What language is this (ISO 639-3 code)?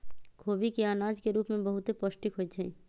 mag